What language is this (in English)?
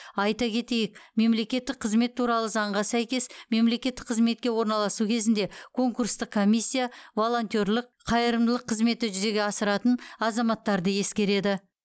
Kazakh